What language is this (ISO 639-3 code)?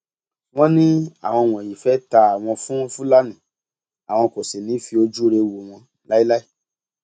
yor